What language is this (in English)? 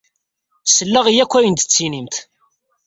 Kabyle